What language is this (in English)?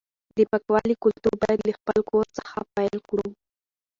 Pashto